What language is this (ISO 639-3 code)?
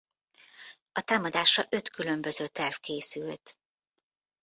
hun